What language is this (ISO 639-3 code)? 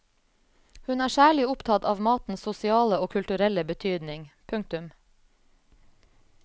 nor